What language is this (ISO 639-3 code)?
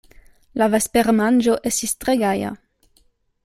epo